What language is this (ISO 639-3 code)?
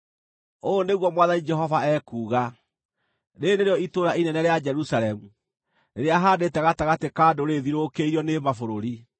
kik